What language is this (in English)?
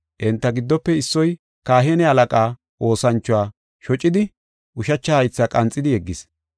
Gofa